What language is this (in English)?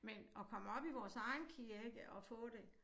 Danish